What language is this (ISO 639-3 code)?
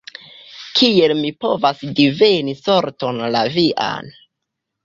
epo